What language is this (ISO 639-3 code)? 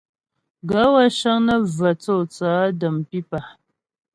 bbj